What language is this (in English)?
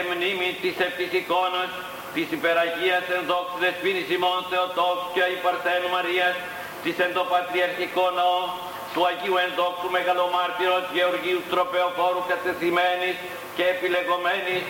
Greek